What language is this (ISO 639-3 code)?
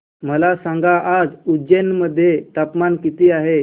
mar